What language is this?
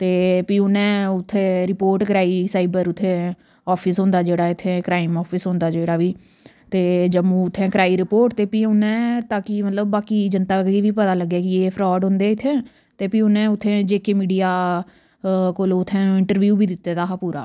Dogri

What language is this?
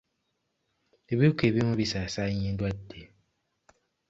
Ganda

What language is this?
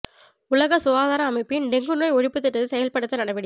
Tamil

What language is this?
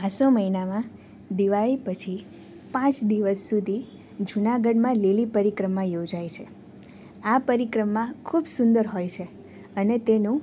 Gujarati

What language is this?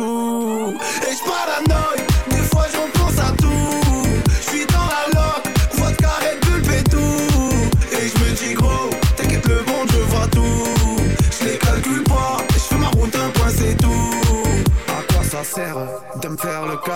French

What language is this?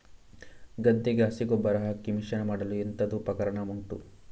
Kannada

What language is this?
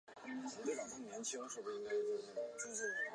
Chinese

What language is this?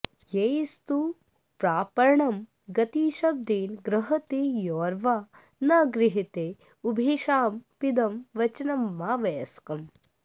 Sanskrit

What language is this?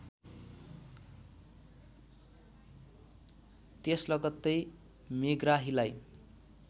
Nepali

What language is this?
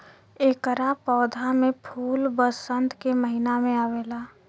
Bhojpuri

